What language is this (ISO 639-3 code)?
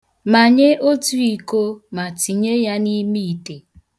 ibo